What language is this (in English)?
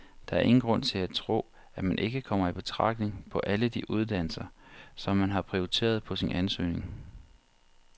Danish